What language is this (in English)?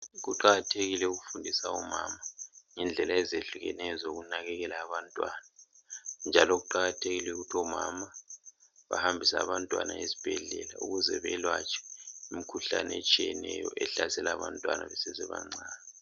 North Ndebele